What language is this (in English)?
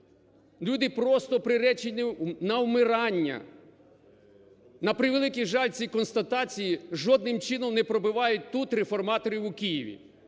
Ukrainian